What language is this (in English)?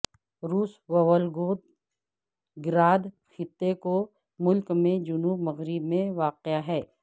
Urdu